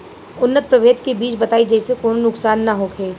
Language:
Bhojpuri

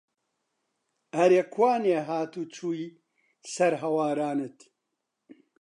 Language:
Central Kurdish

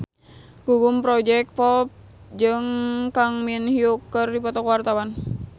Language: Sundanese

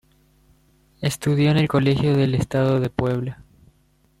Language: Spanish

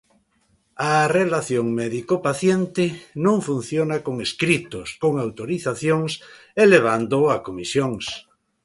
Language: Galician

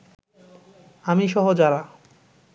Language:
Bangla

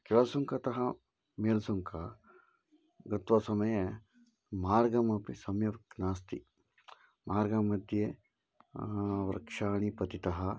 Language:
Sanskrit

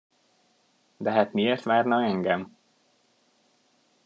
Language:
Hungarian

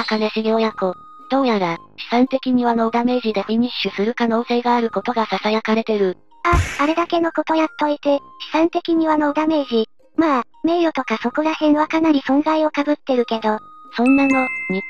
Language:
Japanese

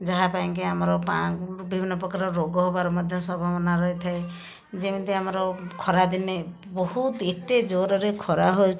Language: Odia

